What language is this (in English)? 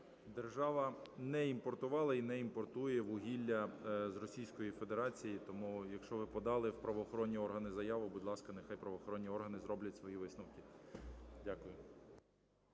Ukrainian